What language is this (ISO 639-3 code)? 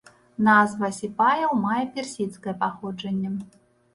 bel